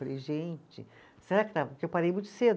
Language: Portuguese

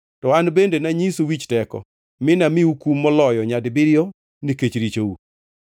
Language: Luo (Kenya and Tanzania)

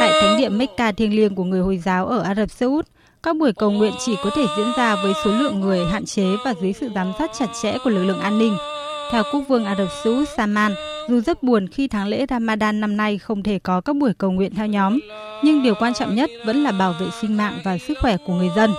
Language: Vietnamese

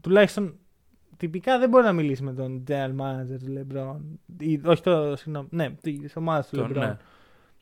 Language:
Greek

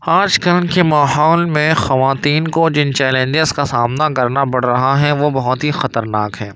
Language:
Urdu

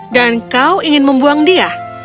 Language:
Indonesian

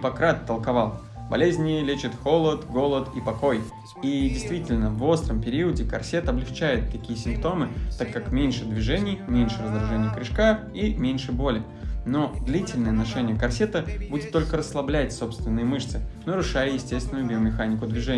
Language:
Russian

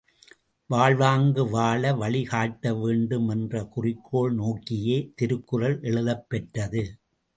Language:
Tamil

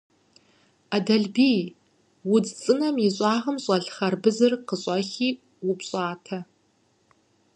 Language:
Kabardian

